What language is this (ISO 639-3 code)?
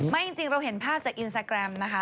tha